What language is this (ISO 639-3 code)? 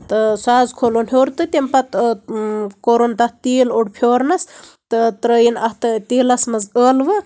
kas